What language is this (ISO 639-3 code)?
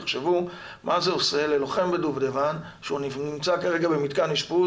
heb